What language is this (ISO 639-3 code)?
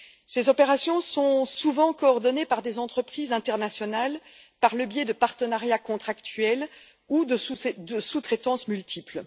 fra